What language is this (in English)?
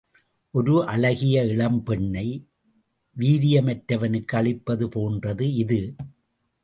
Tamil